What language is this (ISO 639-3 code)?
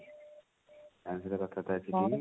ori